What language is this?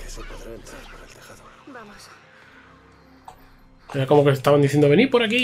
Spanish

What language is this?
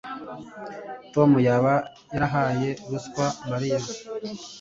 Kinyarwanda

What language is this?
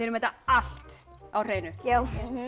Icelandic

